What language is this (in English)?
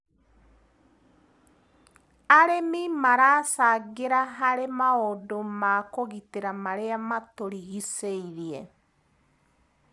Kikuyu